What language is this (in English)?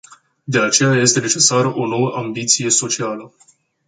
Romanian